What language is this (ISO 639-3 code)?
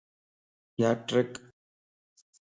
lss